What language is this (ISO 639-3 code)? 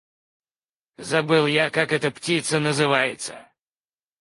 rus